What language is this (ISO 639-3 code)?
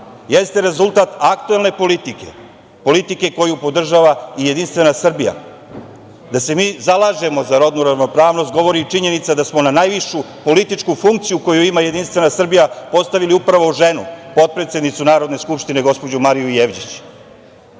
srp